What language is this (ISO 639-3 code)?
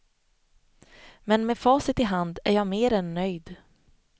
swe